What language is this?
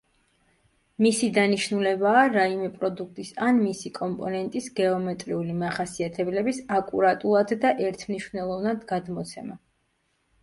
Georgian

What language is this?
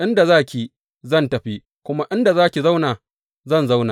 Hausa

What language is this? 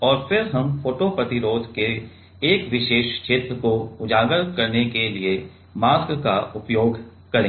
Hindi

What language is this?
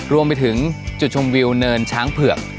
Thai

